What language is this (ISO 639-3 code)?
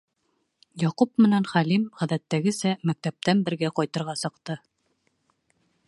bak